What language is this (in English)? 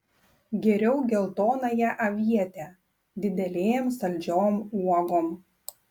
Lithuanian